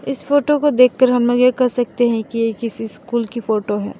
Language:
Hindi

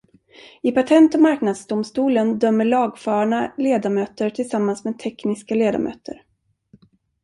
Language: Swedish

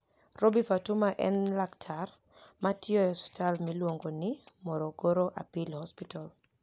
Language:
Luo (Kenya and Tanzania)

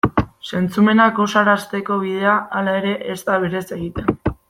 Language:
Basque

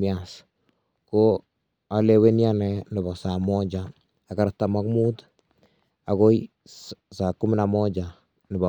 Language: Kalenjin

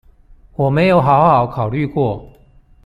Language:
Chinese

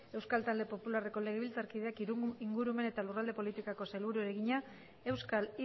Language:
Basque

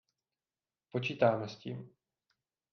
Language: Czech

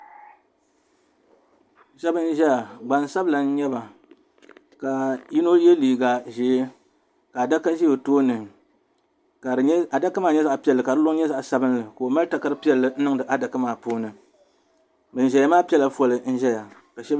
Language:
Dagbani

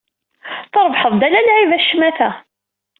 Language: Kabyle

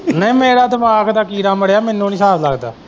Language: Punjabi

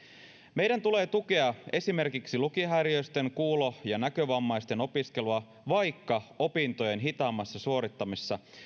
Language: Finnish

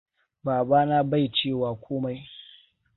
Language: Hausa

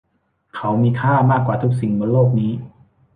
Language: Thai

